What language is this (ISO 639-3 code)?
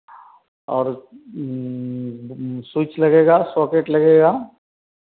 hin